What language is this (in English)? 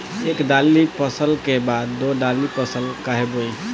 Bhojpuri